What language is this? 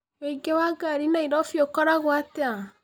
Kikuyu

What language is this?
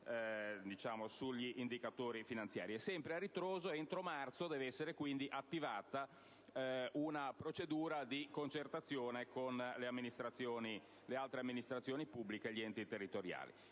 Italian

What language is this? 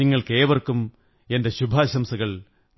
Malayalam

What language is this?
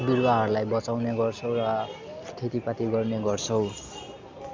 Nepali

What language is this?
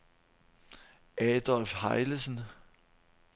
Danish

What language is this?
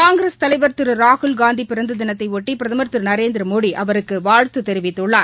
Tamil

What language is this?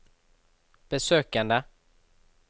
Norwegian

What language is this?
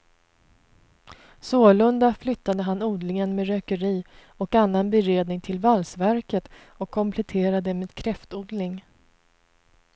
Swedish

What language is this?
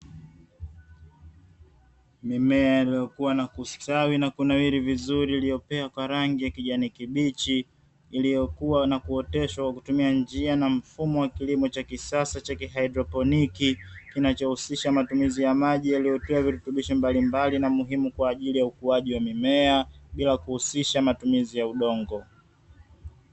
Swahili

